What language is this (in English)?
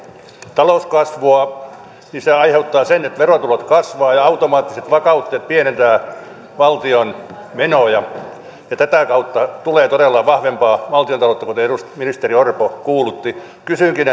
Finnish